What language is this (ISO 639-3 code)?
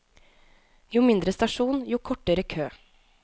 nor